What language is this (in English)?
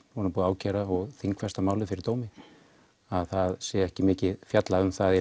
Icelandic